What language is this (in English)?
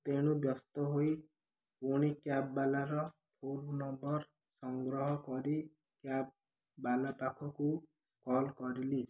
Odia